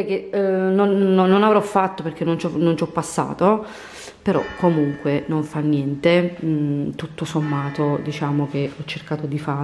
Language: Italian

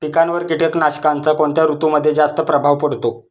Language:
Marathi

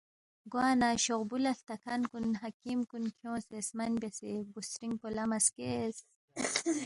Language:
Balti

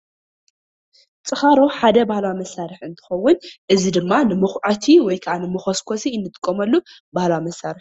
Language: Tigrinya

